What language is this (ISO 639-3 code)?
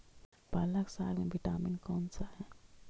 mag